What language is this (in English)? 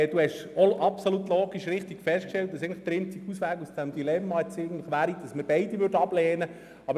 Swiss German